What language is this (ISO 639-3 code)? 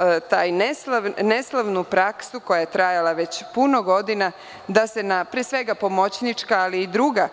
srp